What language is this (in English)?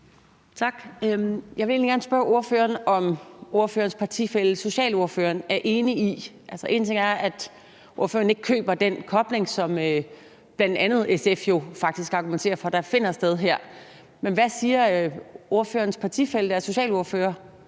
Danish